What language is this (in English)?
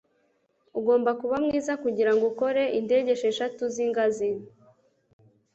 Kinyarwanda